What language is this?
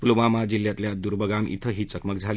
Marathi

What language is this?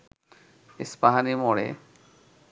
Bangla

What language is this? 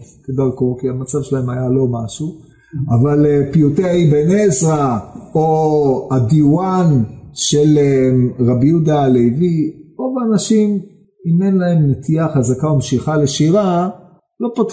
Hebrew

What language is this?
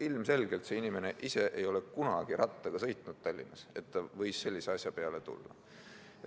Estonian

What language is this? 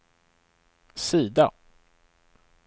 Swedish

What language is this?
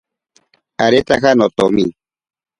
Ashéninka Perené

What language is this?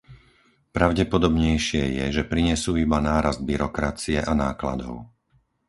Slovak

